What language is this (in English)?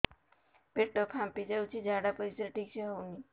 Odia